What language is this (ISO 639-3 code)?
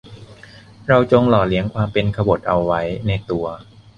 tha